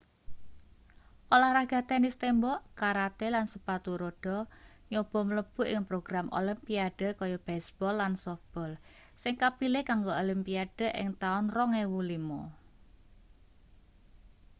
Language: Javanese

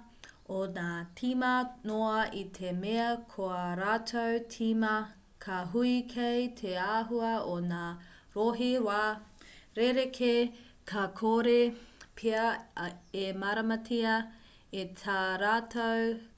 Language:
Māori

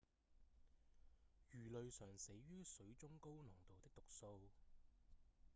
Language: Cantonese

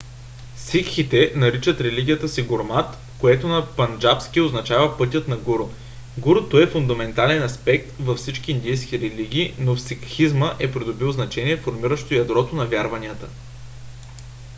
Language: Bulgarian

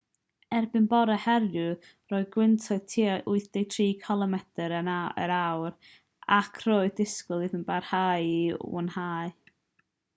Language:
Welsh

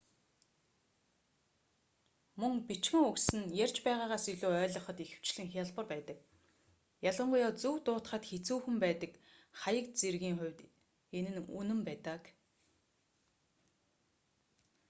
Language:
Mongolian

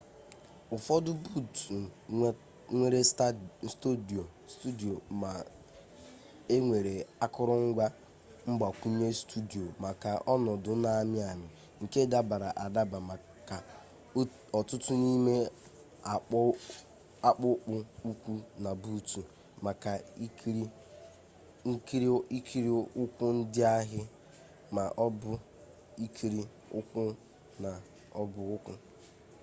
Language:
Igbo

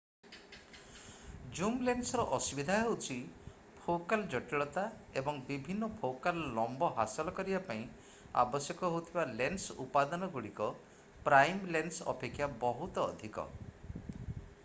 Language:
Odia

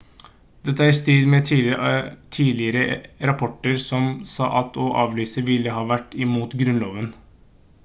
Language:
Norwegian Bokmål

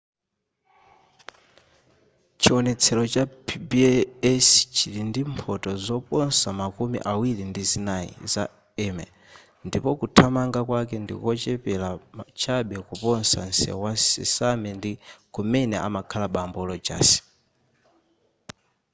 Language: Nyanja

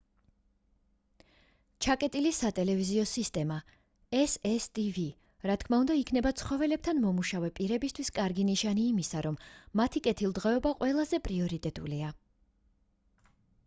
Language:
Georgian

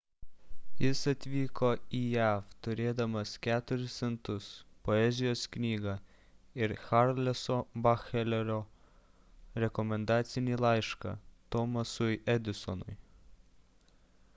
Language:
Lithuanian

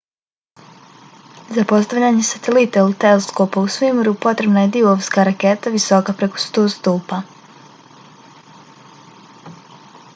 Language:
Bosnian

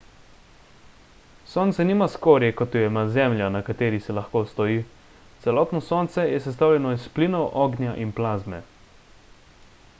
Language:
Slovenian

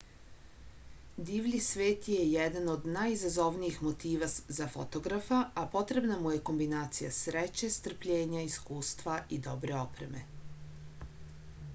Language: Serbian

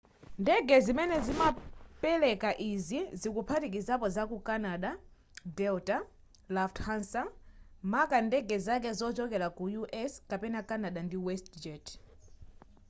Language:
Nyanja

